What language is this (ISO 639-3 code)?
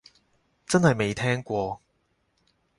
yue